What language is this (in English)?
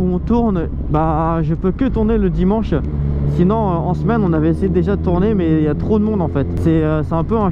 French